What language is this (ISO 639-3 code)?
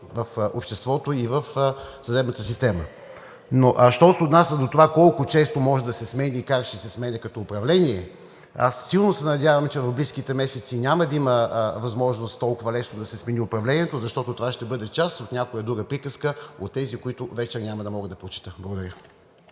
bul